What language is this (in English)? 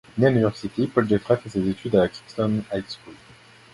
French